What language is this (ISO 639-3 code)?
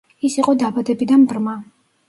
kat